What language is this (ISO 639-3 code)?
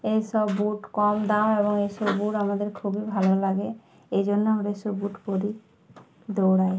ben